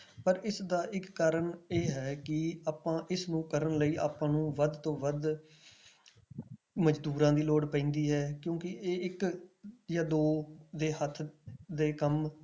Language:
Punjabi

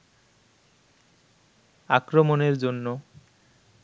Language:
Bangla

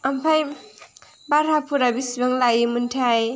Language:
Bodo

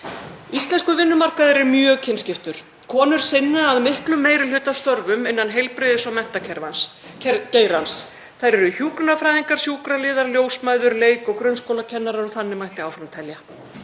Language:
Icelandic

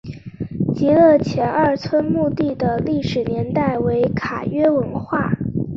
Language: Chinese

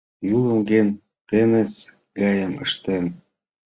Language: Mari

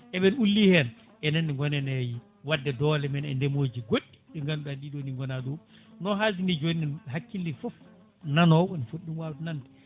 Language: Fula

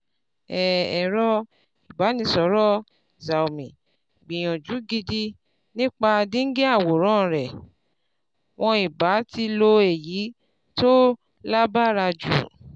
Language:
Yoruba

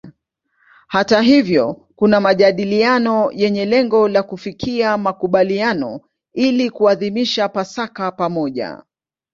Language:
Swahili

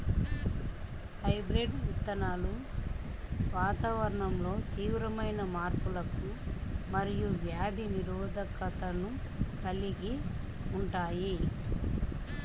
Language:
Telugu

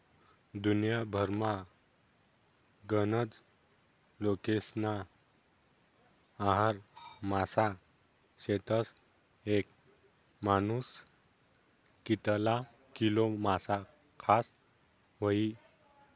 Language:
Marathi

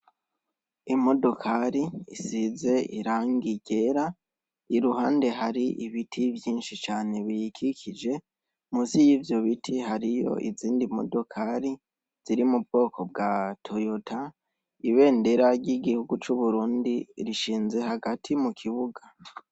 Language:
Rundi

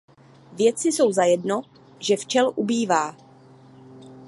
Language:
Czech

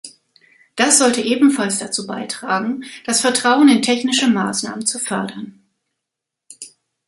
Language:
German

